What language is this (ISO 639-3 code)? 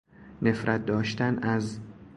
fas